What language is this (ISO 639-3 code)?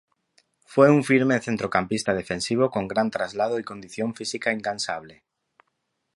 spa